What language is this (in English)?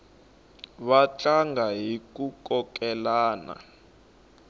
Tsonga